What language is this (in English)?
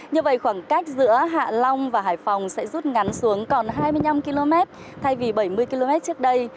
Vietnamese